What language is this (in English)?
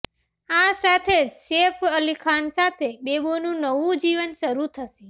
Gujarati